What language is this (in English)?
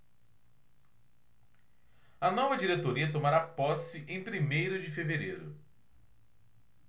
Portuguese